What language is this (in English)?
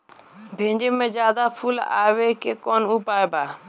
Bhojpuri